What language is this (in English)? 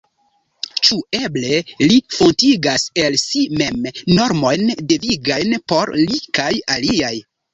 Esperanto